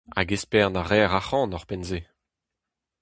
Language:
Breton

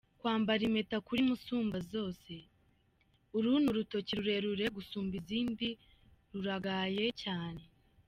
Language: Kinyarwanda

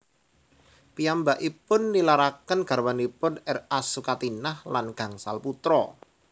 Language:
Javanese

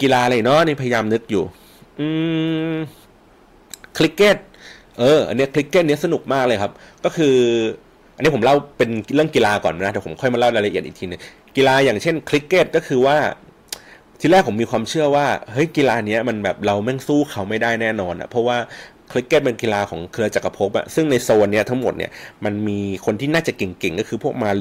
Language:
Thai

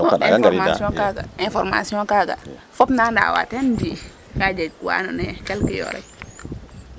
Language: Serer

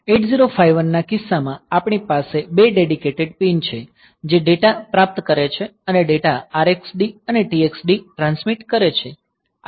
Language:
Gujarati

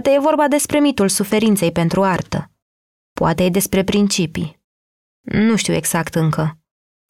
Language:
Romanian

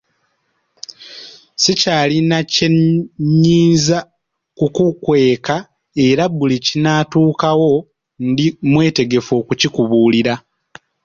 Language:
Ganda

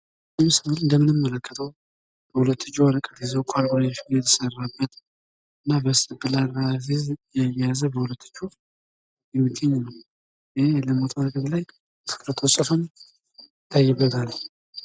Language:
Amharic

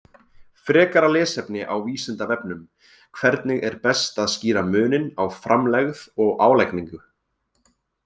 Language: Icelandic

